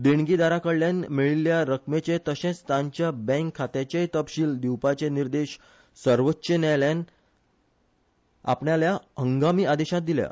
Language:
Konkani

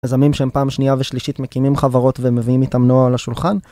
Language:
Hebrew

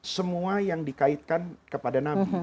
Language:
Indonesian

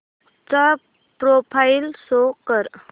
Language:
Marathi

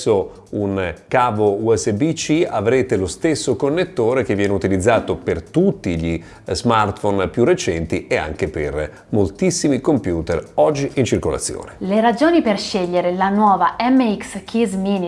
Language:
Italian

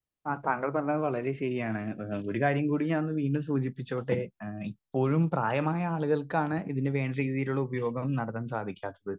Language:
Malayalam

